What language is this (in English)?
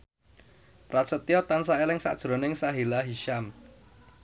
Javanese